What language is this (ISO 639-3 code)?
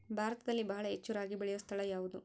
kan